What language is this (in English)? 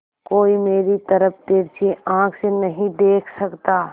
Hindi